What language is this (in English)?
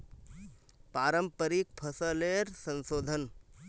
Magahi